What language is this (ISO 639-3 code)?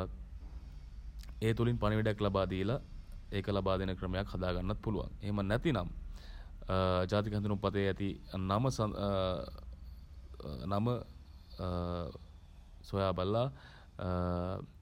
sin